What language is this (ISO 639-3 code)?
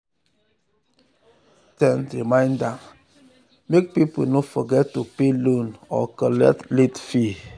pcm